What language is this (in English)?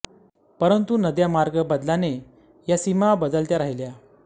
Marathi